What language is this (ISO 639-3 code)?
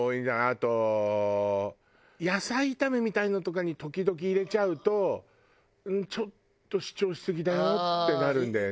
jpn